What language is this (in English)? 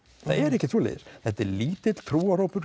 Icelandic